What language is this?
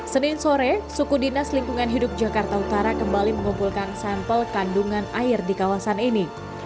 Indonesian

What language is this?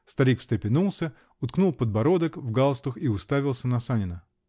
Russian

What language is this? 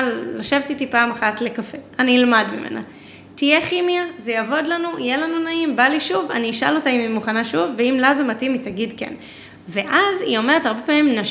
Hebrew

